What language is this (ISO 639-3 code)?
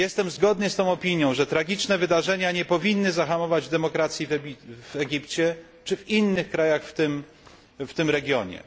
pol